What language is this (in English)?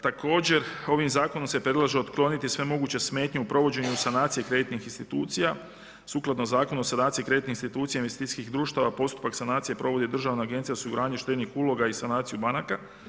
Croatian